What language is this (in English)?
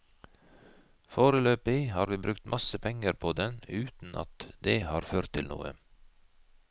Norwegian